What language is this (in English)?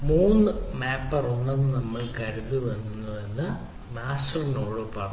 Malayalam